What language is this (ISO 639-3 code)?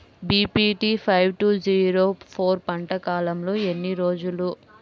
tel